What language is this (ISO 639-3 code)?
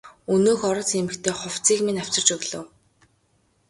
mon